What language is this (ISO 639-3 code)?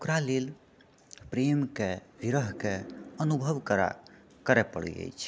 mai